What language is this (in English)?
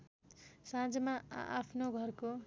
Nepali